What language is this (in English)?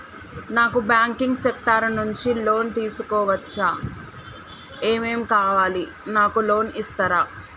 Telugu